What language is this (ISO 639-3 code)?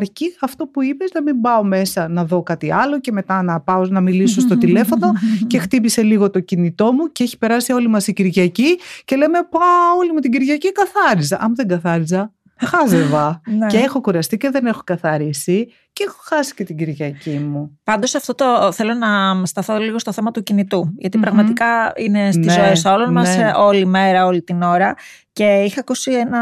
ell